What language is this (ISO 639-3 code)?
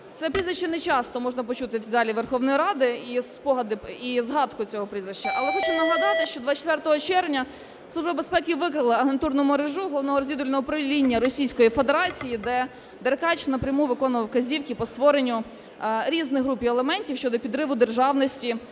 ukr